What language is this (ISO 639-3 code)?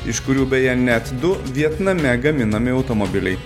lit